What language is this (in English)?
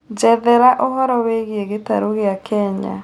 Kikuyu